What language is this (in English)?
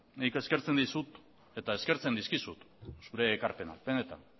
Basque